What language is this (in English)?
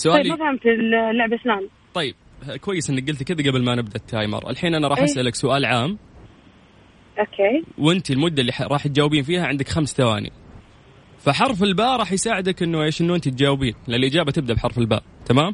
Arabic